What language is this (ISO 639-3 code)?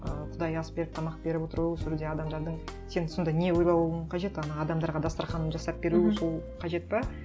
kaz